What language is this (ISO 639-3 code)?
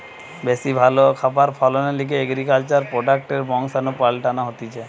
ben